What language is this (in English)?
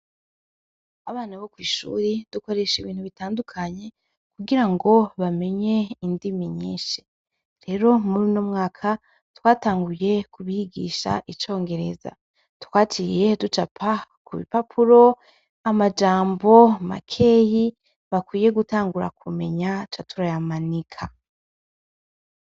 Rundi